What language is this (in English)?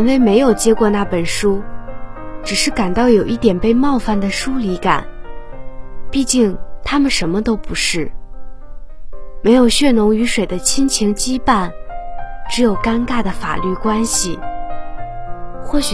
Chinese